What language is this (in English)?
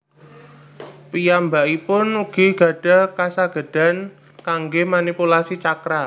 Javanese